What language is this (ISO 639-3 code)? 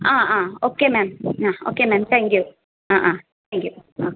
mal